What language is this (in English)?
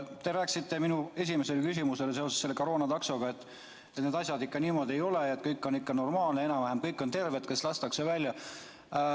Estonian